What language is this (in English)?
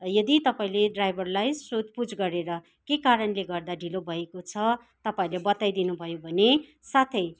Nepali